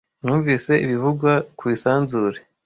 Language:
Kinyarwanda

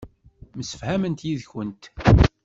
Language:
Kabyle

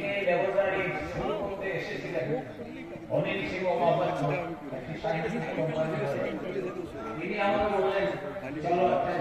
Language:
Spanish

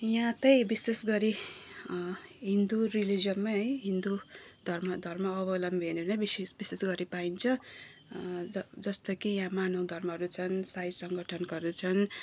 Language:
Nepali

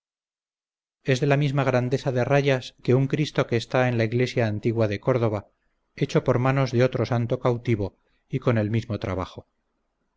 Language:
Spanish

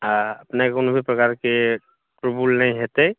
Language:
Maithili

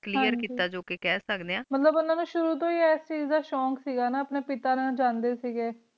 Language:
Punjabi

